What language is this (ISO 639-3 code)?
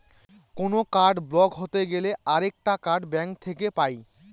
ben